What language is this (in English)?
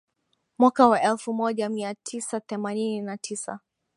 Swahili